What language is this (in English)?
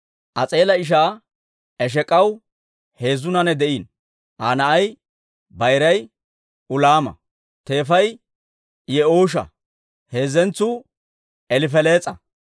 Dawro